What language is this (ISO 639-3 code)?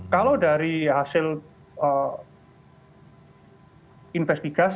ind